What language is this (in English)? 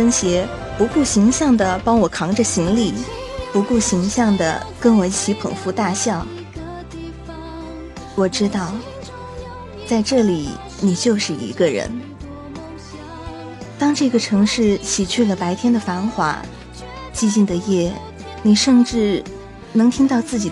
Chinese